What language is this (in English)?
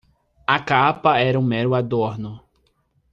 Portuguese